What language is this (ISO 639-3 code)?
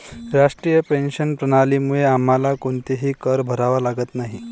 mar